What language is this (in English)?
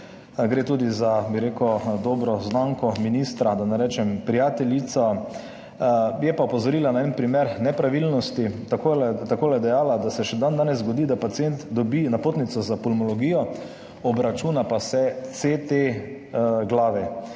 Slovenian